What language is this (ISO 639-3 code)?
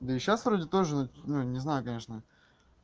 rus